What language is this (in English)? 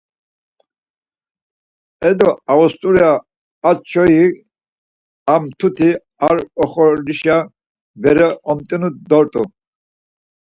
Laz